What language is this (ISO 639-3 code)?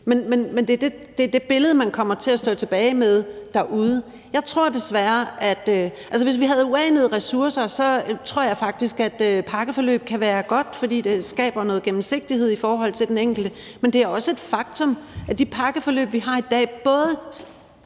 dan